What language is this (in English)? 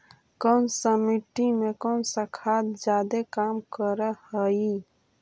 Magahi